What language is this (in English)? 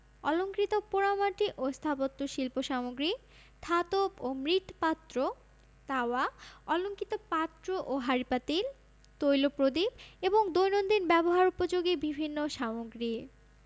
Bangla